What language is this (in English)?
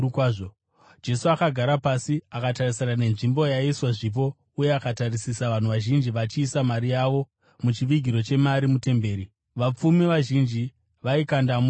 Shona